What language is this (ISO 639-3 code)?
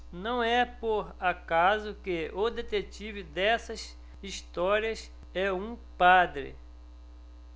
por